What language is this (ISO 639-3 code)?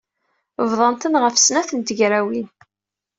kab